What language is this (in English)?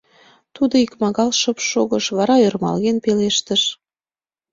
Mari